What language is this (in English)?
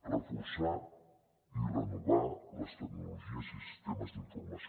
Catalan